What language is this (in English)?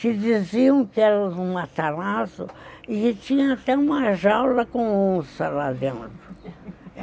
Portuguese